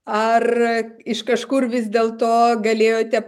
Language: Lithuanian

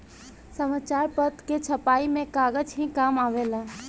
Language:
Bhojpuri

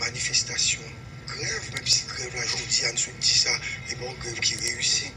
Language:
French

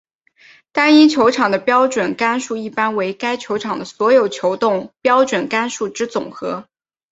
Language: Chinese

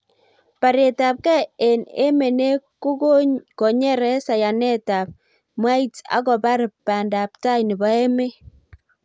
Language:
Kalenjin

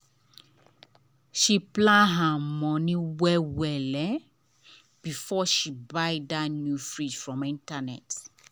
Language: Nigerian Pidgin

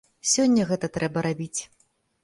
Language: Belarusian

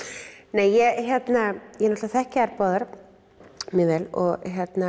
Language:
Icelandic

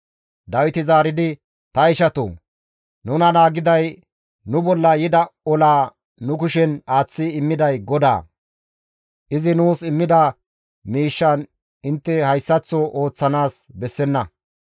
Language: Gamo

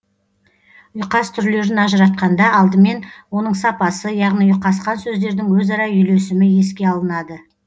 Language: Kazakh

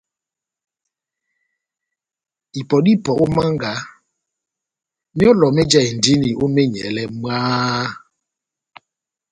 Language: Batanga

